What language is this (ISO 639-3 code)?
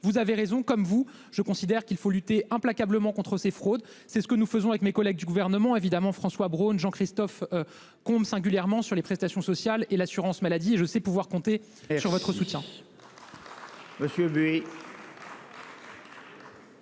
fra